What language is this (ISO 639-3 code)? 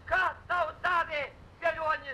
lit